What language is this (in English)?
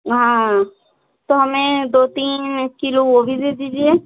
Hindi